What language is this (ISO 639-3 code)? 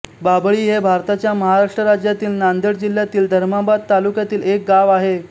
mar